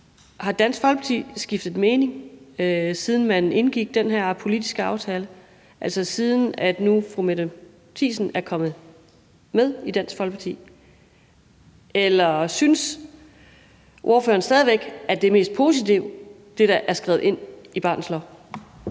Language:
Danish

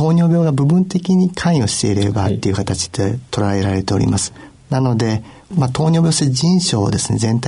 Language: Japanese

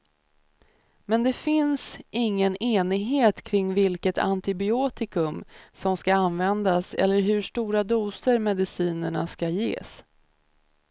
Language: Swedish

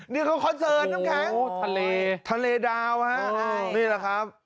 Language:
Thai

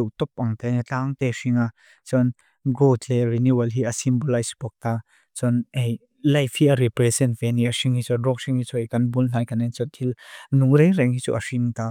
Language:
Mizo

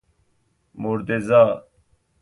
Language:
Persian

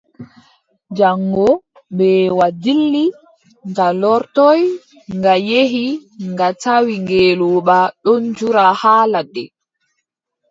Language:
Adamawa Fulfulde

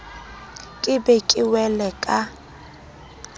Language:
Southern Sotho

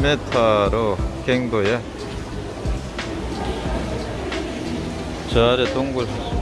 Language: Korean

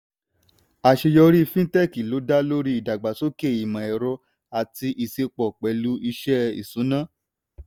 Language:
Yoruba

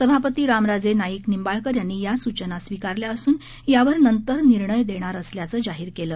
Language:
Marathi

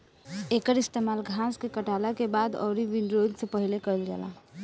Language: Bhojpuri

